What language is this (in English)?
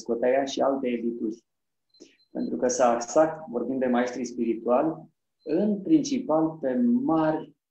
Romanian